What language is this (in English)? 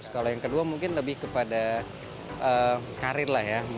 Indonesian